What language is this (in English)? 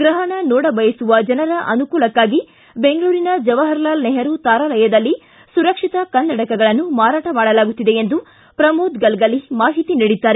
Kannada